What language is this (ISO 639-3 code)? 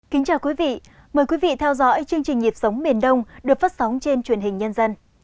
vie